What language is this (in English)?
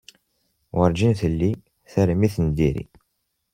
Kabyle